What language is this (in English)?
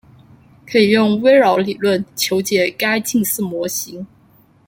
Chinese